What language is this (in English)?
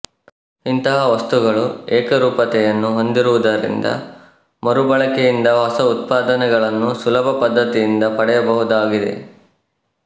Kannada